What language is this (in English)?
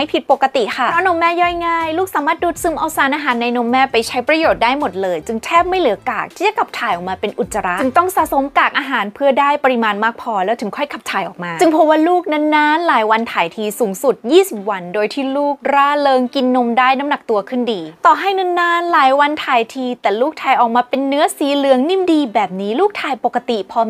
Thai